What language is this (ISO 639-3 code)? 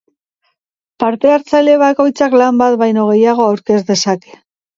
eus